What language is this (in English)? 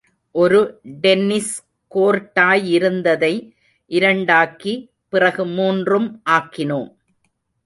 Tamil